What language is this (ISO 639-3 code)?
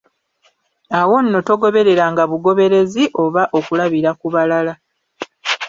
lug